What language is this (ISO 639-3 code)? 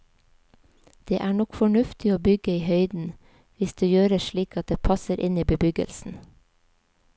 nor